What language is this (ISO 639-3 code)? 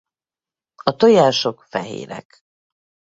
hun